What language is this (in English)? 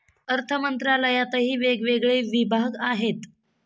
Marathi